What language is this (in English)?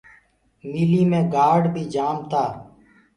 Gurgula